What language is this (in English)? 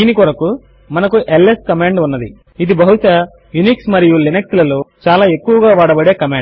Telugu